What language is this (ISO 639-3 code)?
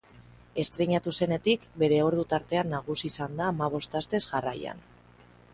eus